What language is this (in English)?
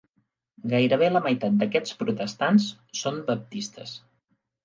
Catalan